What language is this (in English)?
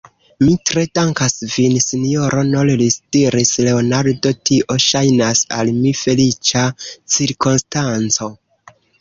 Esperanto